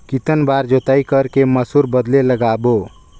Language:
Chhattisgarhi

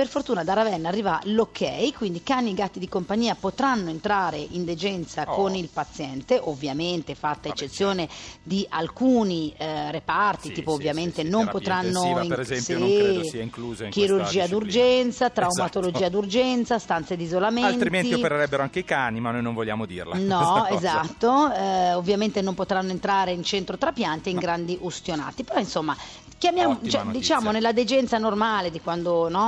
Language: Italian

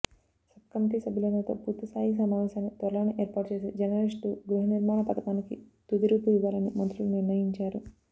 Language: Telugu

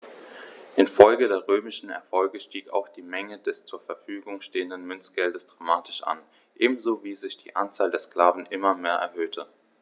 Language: German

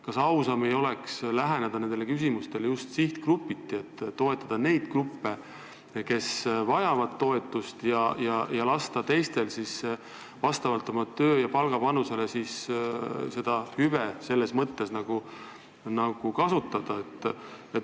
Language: Estonian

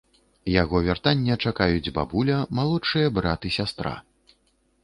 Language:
Belarusian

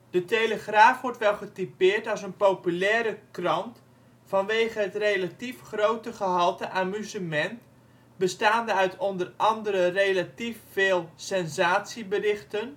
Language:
Dutch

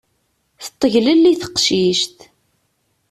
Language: Kabyle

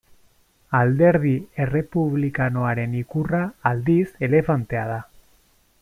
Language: Basque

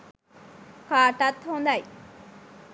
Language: Sinhala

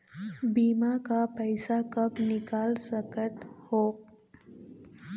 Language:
Chhattisgarhi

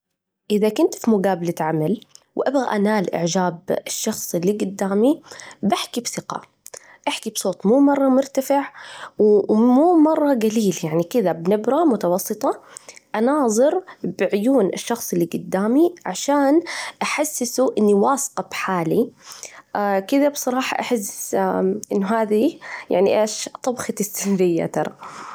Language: Najdi Arabic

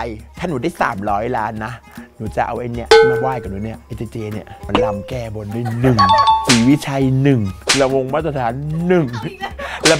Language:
Thai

